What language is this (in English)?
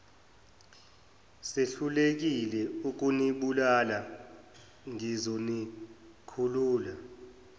Zulu